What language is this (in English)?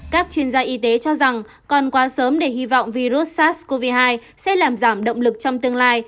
Vietnamese